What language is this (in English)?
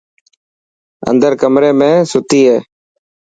Dhatki